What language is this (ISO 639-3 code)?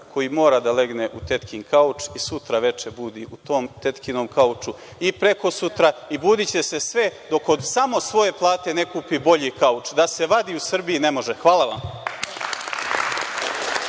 srp